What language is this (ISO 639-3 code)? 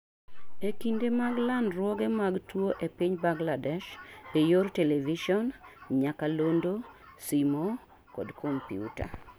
luo